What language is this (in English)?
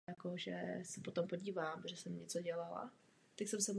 Czech